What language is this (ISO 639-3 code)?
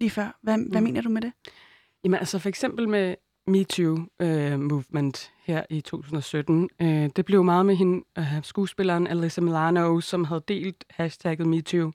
dan